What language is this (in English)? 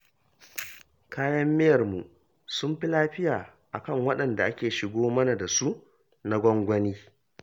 Hausa